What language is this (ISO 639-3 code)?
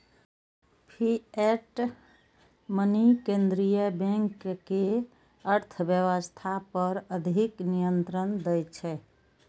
mai